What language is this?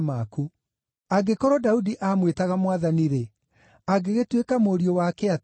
Kikuyu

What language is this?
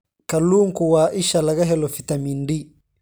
Somali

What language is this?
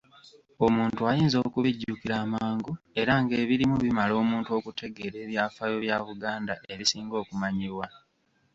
Ganda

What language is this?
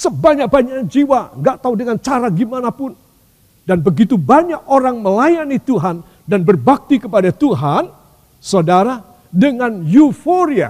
Indonesian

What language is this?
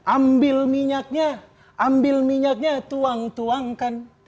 Indonesian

